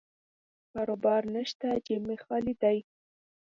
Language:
Pashto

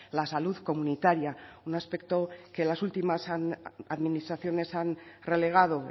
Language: Spanish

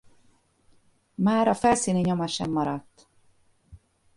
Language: Hungarian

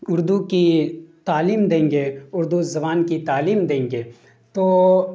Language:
Urdu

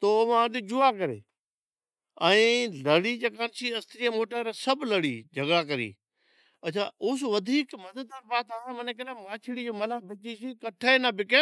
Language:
Od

